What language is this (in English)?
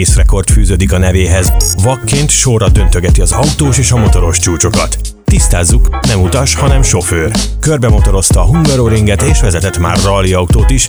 Hungarian